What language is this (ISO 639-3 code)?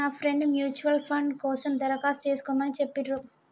tel